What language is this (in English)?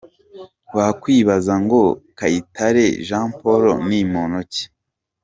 Kinyarwanda